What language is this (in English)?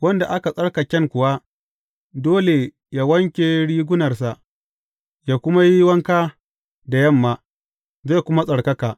Hausa